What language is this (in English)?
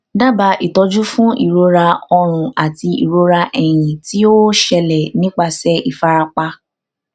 Yoruba